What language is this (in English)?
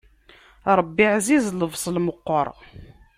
Kabyle